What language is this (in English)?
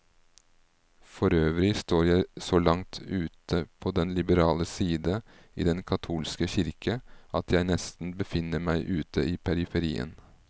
Norwegian